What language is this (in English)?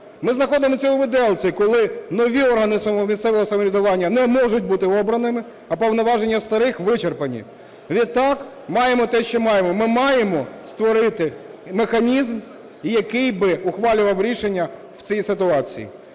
Ukrainian